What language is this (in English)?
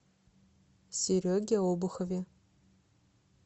Russian